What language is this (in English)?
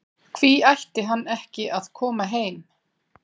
Icelandic